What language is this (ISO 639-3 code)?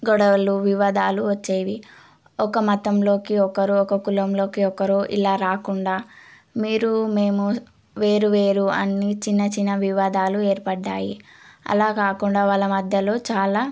tel